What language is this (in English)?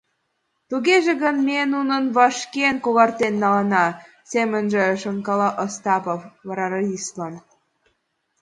Mari